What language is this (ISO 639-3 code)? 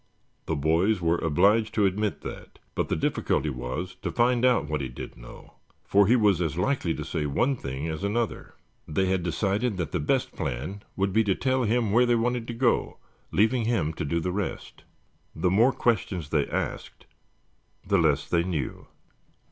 eng